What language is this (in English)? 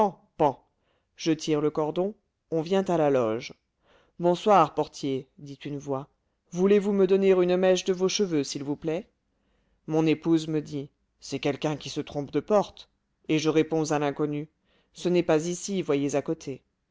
French